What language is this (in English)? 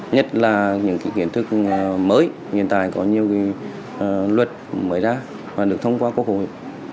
Vietnamese